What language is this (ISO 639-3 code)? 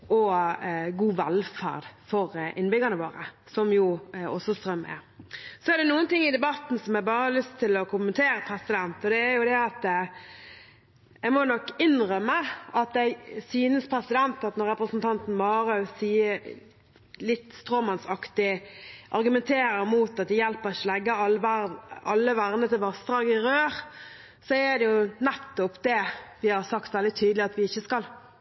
nob